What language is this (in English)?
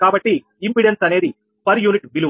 Telugu